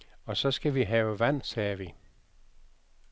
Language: Danish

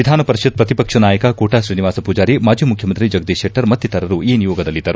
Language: Kannada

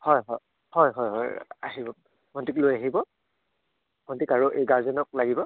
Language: Assamese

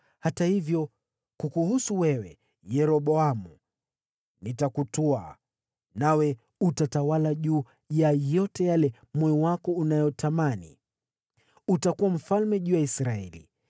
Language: Swahili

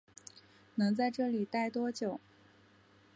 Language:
Chinese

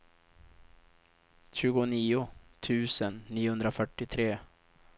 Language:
Swedish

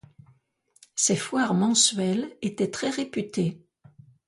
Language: French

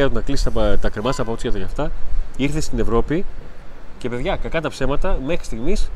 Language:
Greek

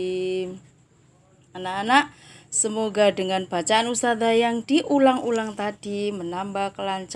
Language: Indonesian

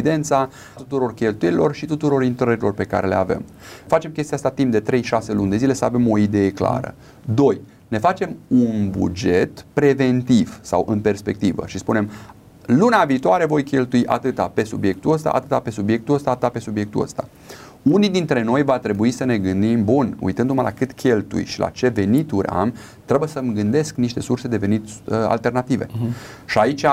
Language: Romanian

